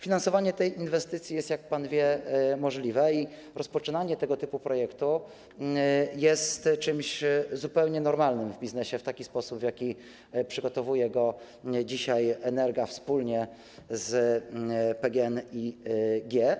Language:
Polish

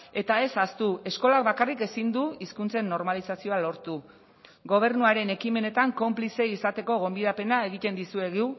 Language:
Basque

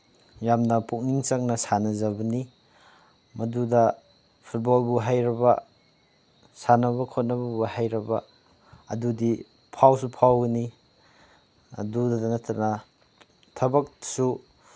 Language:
Manipuri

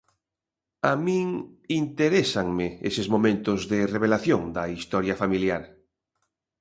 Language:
Galician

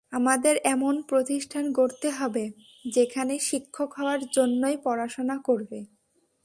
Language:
Bangla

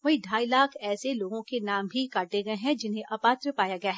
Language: Hindi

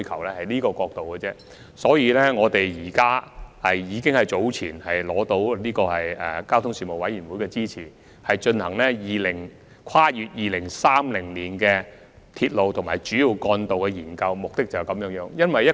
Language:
Cantonese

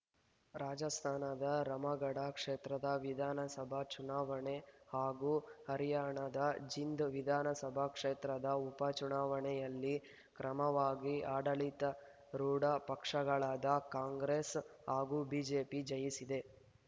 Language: Kannada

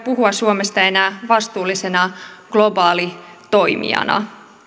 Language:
Finnish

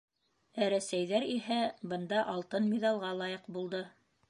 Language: Bashkir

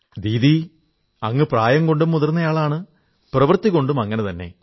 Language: Malayalam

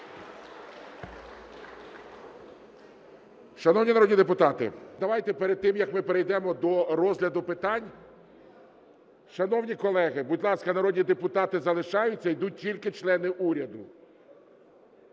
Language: Ukrainian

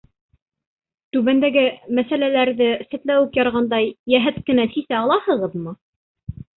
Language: Bashkir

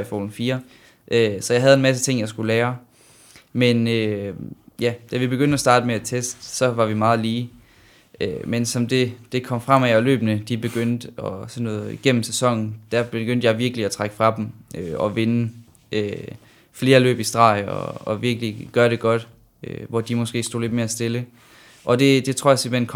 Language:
Danish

